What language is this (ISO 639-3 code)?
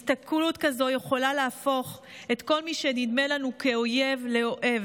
heb